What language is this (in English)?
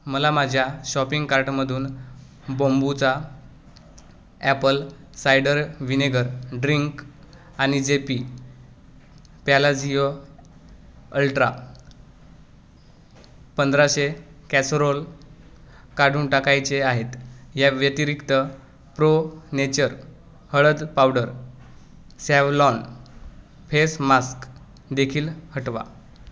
Marathi